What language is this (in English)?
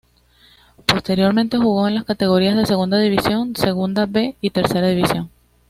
Spanish